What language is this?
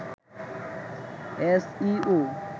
Bangla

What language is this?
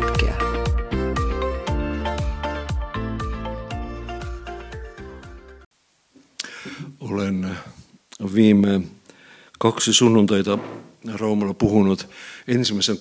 Finnish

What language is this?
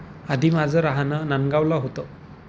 Marathi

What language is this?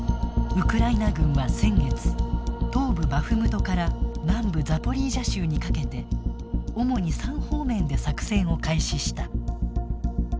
Japanese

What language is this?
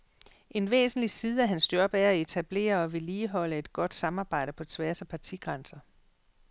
Danish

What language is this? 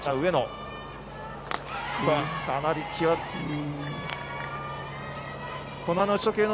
Japanese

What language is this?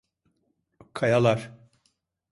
Turkish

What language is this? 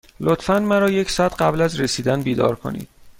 Persian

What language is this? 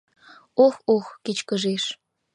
Mari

